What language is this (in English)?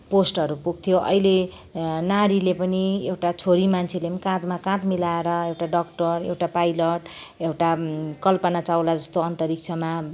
Nepali